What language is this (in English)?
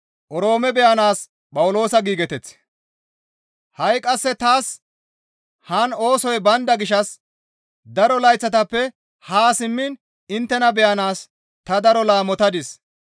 Gamo